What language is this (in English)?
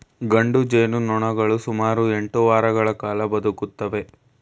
Kannada